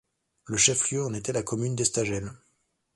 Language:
French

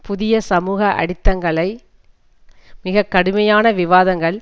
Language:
Tamil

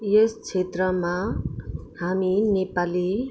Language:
Nepali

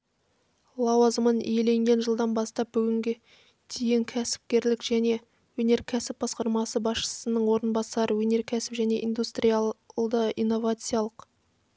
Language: Kazakh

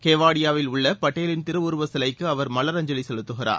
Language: Tamil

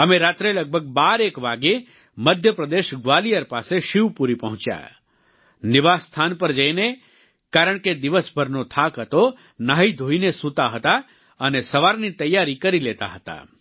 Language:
Gujarati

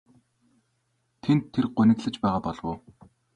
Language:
Mongolian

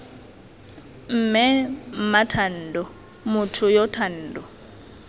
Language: Tswana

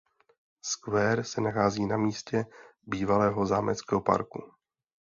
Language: Czech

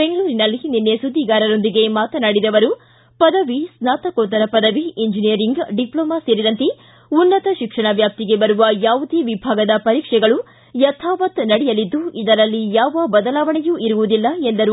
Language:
Kannada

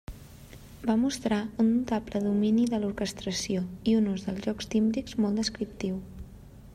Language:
Catalan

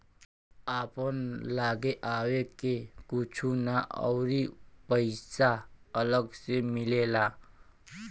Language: Bhojpuri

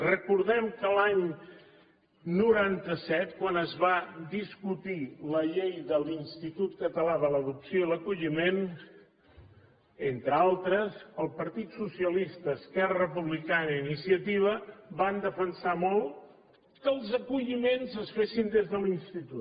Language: Catalan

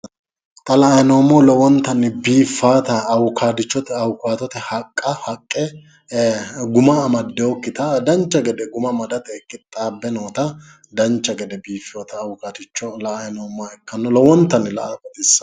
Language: Sidamo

